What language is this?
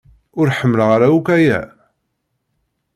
Kabyle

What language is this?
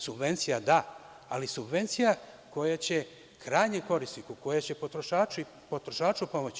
Serbian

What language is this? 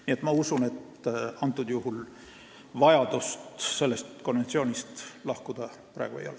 Estonian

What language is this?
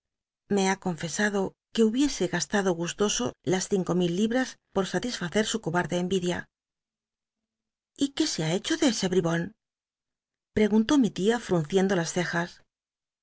Spanish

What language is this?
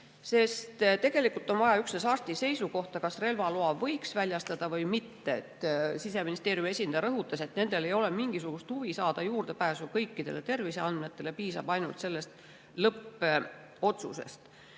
Estonian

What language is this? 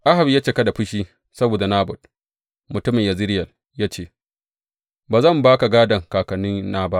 Hausa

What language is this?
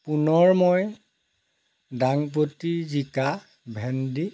Assamese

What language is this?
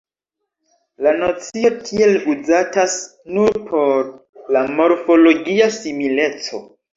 Esperanto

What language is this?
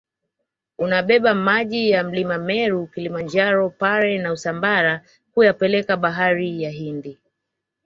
Swahili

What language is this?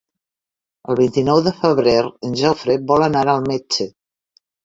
Catalan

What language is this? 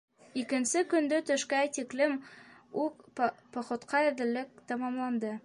Bashkir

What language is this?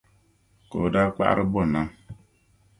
Dagbani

